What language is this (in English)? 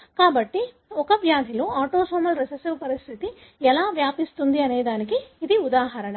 Telugu